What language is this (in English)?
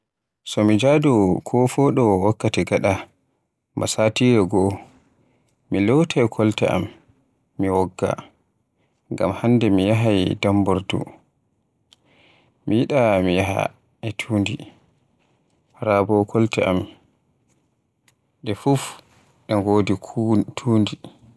Borgu Fulfulde